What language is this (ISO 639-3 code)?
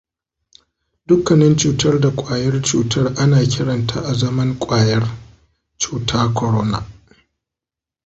hau